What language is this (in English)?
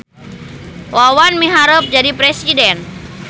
Sundanese